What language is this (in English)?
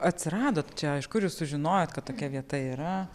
Lithuanian